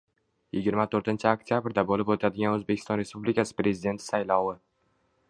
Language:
Uzbek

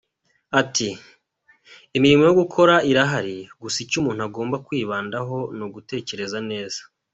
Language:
Kinyarwanda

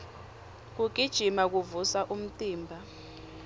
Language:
Swati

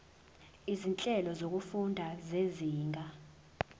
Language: Zulu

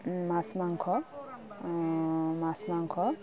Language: Assamese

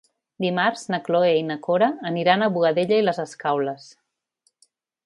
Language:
Catalan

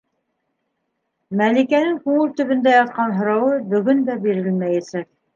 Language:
Bashkir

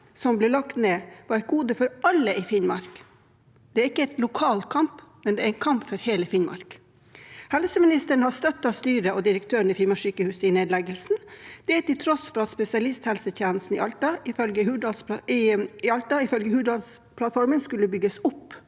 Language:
Norwegian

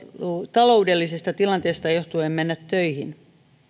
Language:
Finnish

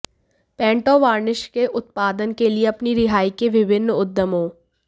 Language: Hindi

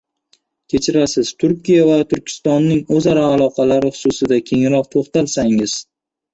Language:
Uzbek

